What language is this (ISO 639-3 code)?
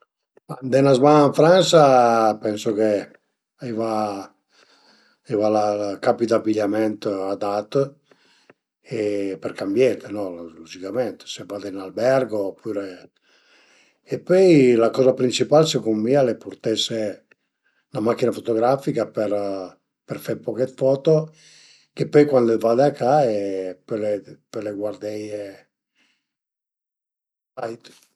pms